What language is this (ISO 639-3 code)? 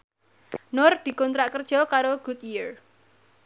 jav